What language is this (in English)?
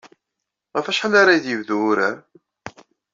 Kabyle